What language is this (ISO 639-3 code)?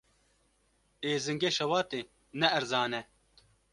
kur